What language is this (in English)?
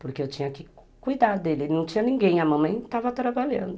Portuguese